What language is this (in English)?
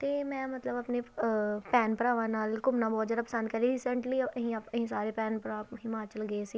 Punjabi